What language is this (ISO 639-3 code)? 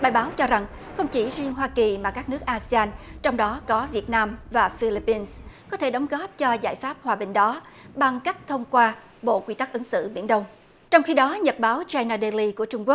vie